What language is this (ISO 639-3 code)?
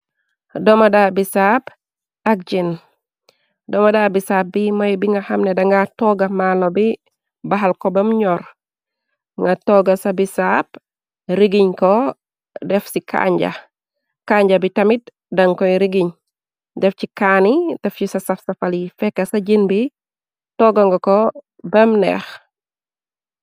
wol